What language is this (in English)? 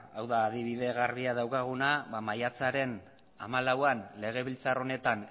Basque